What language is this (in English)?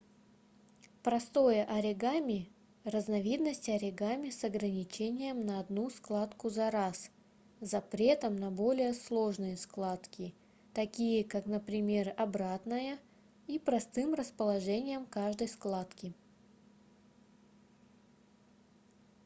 Russian